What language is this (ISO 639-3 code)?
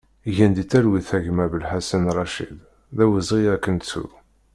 kab